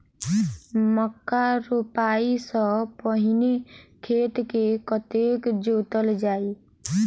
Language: Maithili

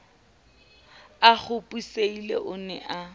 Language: Southern Sotho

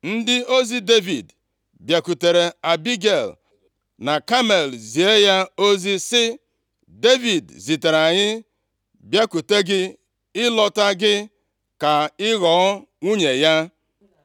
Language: Igbo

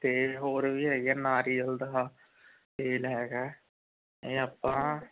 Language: Punjabi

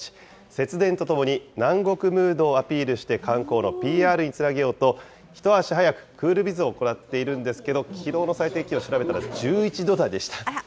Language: Japanese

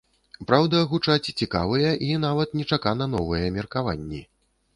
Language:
Belarusian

